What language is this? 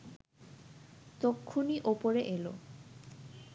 Bangla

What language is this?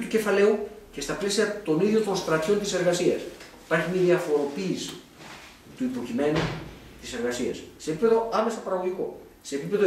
Greek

